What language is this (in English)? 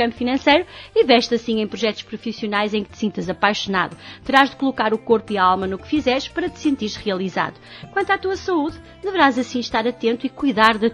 Portuguese